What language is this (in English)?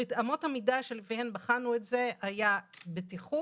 Hebrew